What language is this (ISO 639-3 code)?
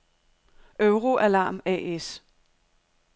dan